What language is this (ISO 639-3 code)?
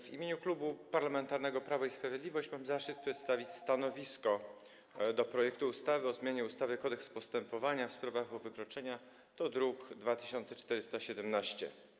pol